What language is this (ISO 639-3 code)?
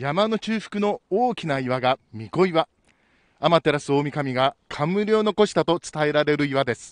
jpn